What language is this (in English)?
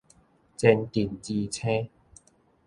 Min Nan Chinese